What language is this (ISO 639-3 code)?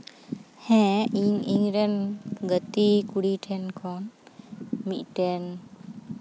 sat